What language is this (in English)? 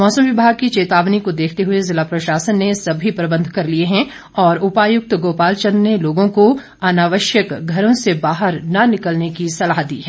Hindi